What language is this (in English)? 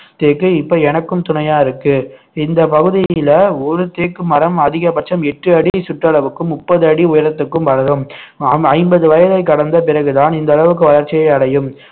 Tamil